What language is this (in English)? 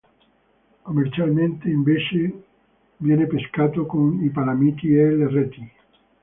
Italian